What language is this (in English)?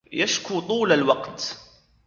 Arabic